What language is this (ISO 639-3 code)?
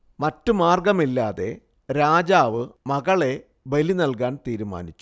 mal